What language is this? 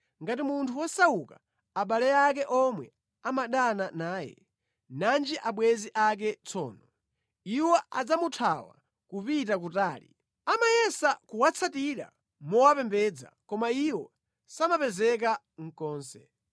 Nyanja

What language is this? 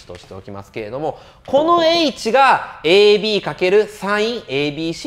Japanese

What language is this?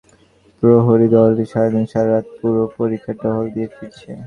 Bangla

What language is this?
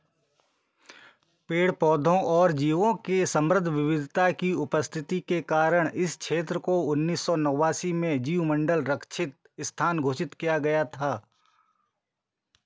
Hindi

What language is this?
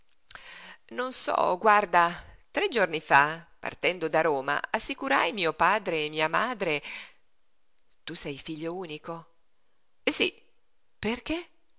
Italian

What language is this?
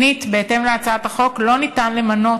Hebrew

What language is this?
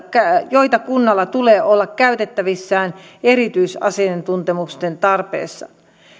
Finnish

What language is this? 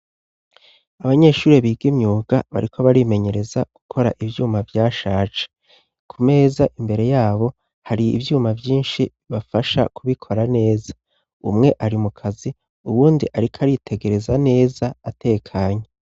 Rundi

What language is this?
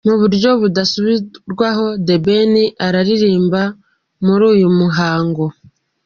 Kinyarwanda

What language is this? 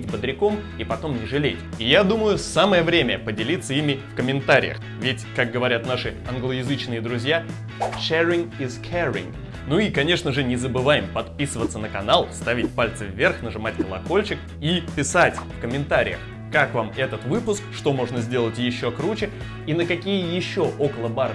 Russian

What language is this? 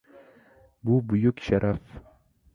Uzbek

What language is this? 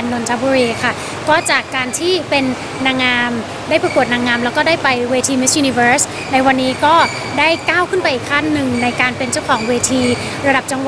Thai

